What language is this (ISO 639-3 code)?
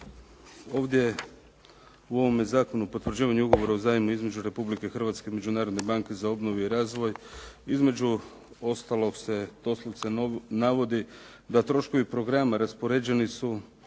hrv